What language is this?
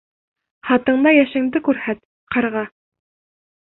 Bashkir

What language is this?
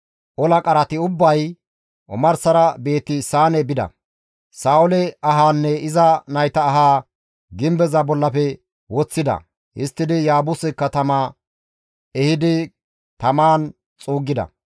Gamo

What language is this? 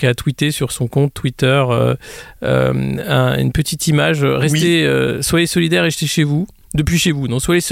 French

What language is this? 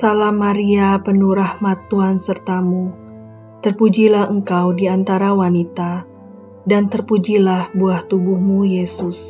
Indonesian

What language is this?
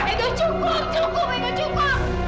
Indonesian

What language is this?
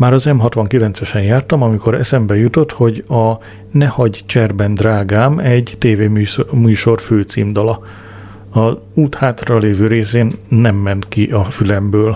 Hungarian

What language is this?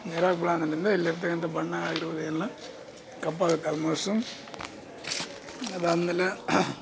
Kannada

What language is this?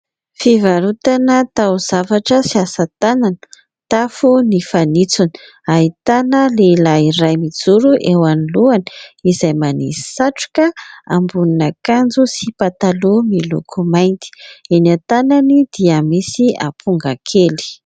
Malagasy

